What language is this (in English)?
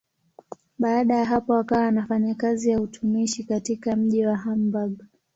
Swahili